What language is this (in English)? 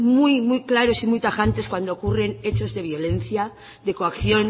Spanish